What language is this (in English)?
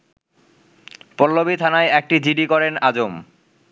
Bangla